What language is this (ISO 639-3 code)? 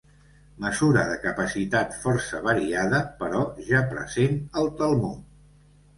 cat